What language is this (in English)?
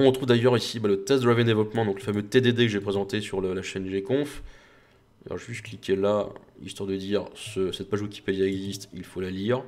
French